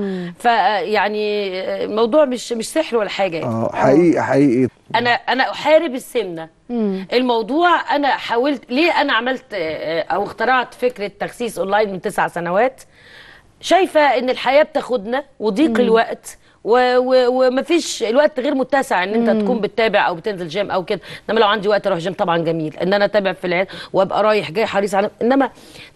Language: Arabic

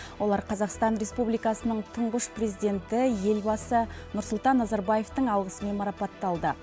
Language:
Kazakh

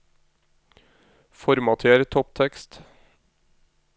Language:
Norwegian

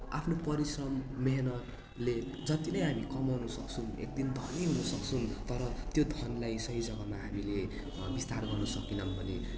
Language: Nepali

